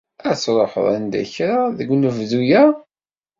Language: Kabyle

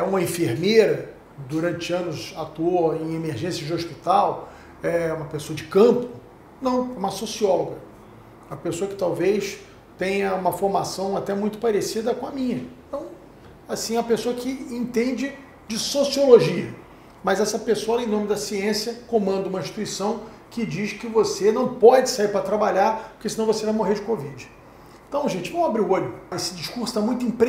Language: Portuguese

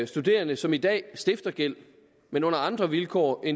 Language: Danish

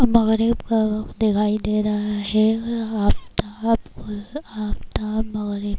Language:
Urdu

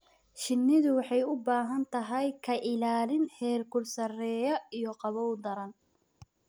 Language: Somali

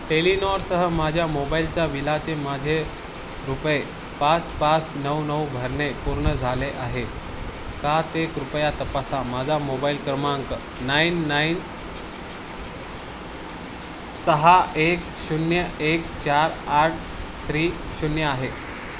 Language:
Marathi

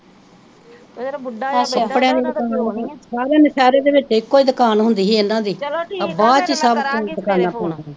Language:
Punjabi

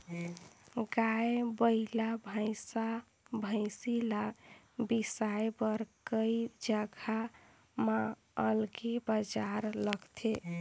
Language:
Chhattisgarhi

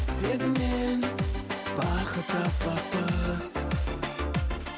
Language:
Kazakh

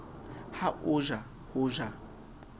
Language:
Southern Sotho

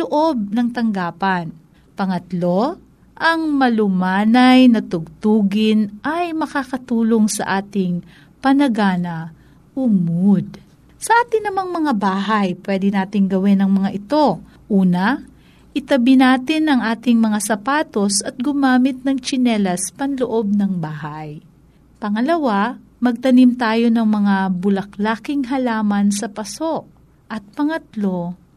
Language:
Filipino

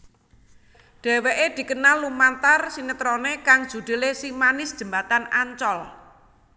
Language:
Javanese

